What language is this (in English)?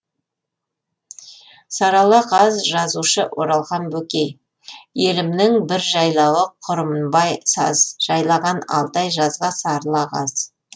Kazakh